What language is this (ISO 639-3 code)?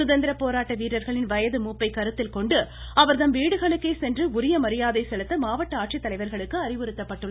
tam